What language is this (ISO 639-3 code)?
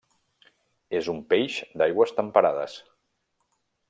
cat